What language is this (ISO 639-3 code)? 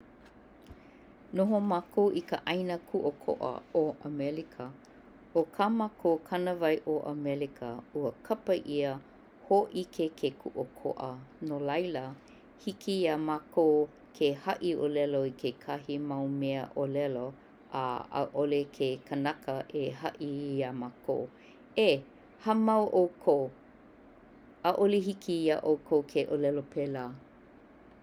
haw